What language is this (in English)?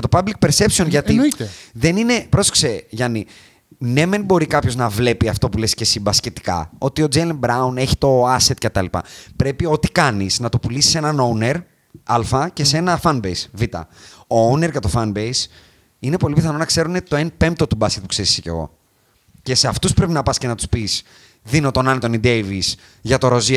Greek